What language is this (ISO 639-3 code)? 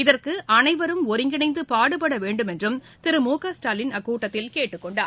tam